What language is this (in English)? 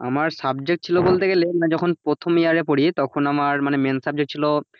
Bangla